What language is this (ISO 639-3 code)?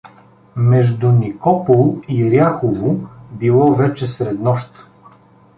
bul